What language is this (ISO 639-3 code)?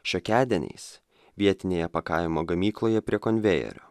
lit